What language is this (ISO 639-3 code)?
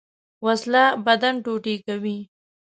pus